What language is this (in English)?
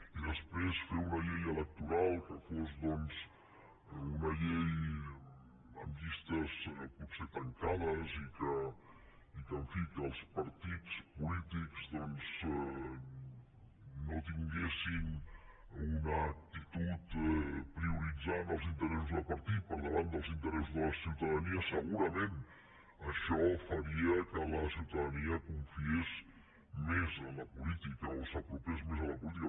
Catalan